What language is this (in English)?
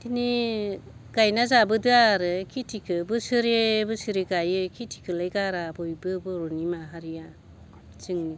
Bodo